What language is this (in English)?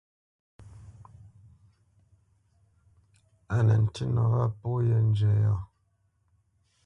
Bamenyam